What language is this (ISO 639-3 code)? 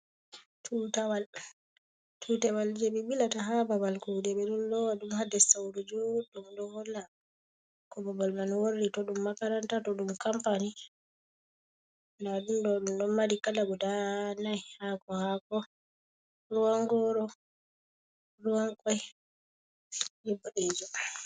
ful